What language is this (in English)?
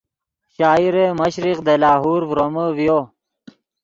Yidgha